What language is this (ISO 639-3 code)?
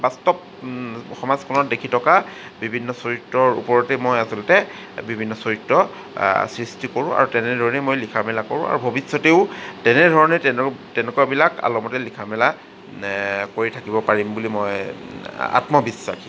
asm